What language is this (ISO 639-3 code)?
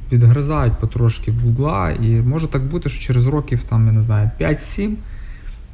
ukr